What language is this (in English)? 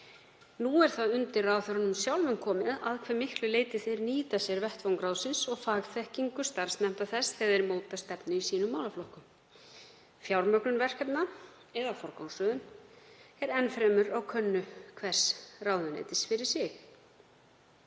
Icelandic